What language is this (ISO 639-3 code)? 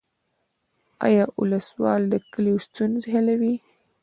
pus